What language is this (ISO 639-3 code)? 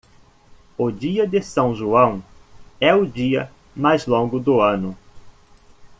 por